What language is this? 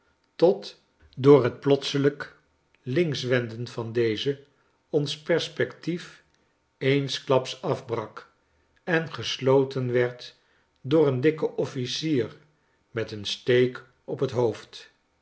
Dutch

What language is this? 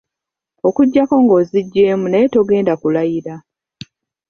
Ganda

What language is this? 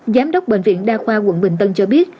Vietnamese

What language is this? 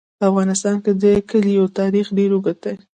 Pashto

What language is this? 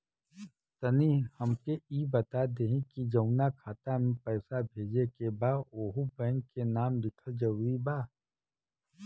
Bhojpuri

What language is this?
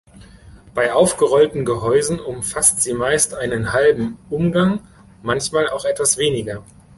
German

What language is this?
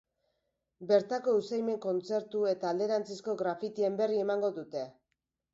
Basque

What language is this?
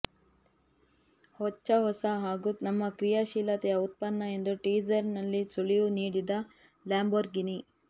Kannada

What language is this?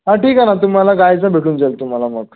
Marathi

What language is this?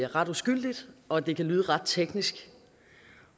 Danish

